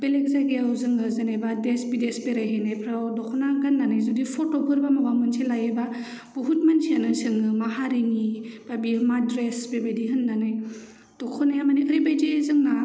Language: Bodo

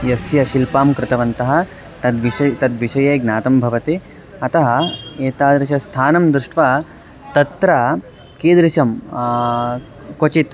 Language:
Sanskrit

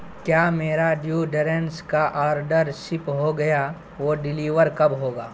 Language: Urdu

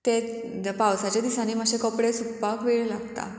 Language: Konkani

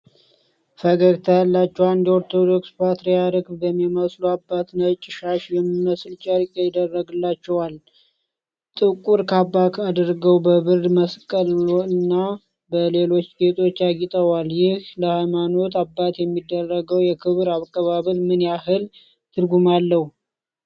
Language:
Amharic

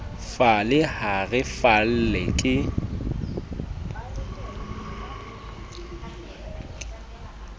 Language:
Southern Sotho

